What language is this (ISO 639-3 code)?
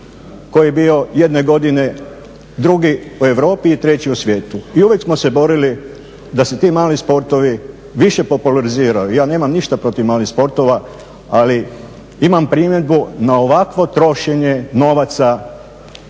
hrv